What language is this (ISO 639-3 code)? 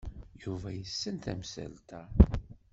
kab